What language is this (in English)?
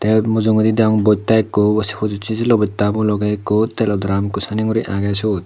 Chakma